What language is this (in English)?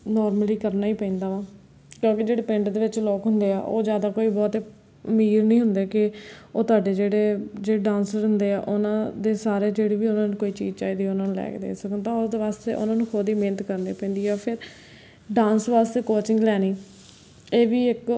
Punjabi